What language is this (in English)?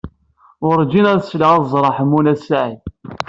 Kabyle